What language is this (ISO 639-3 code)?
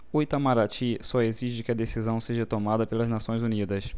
por